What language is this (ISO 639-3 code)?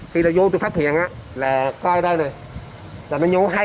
vie